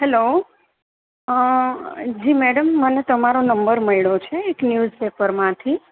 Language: Gujarati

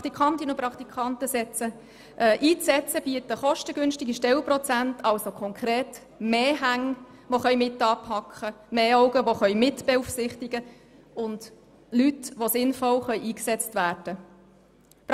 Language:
Swiss German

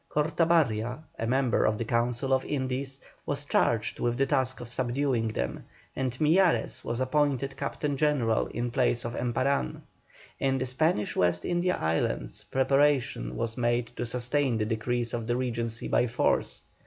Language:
English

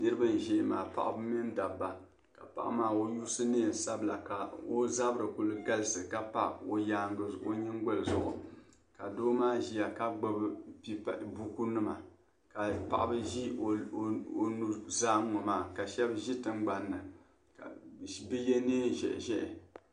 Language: Dagbani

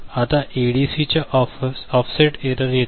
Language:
Marathi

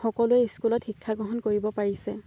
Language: Assamese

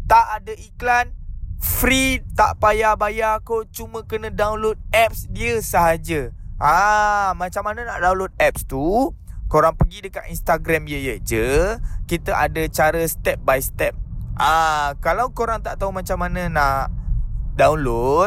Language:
Malay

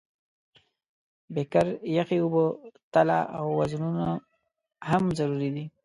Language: Pashto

